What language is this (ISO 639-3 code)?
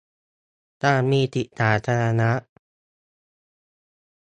tha